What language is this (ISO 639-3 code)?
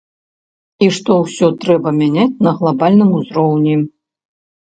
bel